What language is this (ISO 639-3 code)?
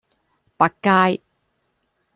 yue